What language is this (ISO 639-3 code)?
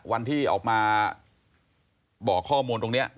tha